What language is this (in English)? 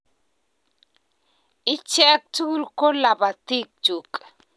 Kalenjin